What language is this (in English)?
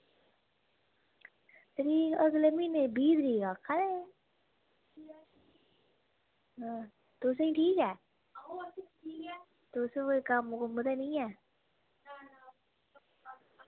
Dogri